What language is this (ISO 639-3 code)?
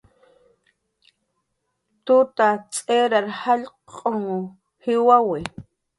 jqr